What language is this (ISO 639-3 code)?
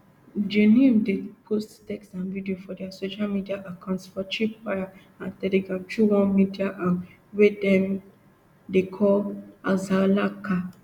pcm